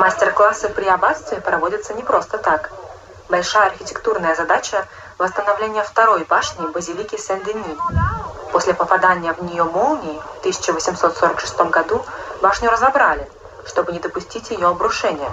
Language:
Russian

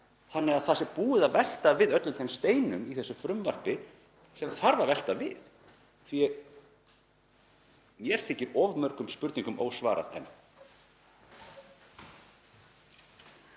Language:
Icelandic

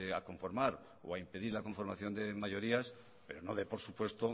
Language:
Spanish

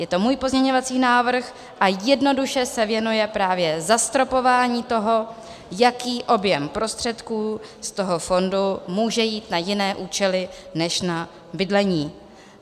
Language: Czech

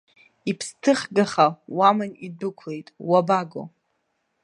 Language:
Abkhazian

